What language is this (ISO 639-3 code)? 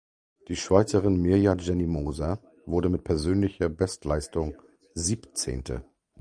deu